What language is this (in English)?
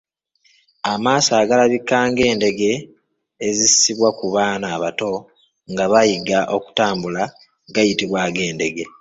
Ganda